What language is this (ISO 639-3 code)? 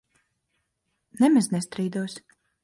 lav